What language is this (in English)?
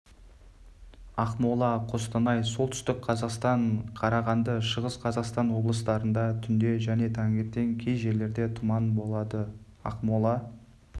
Kazakh